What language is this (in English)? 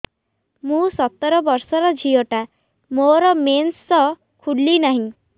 Odia